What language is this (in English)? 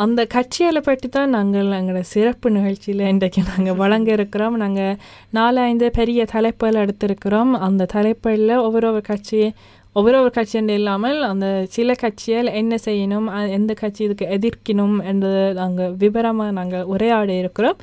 Tamil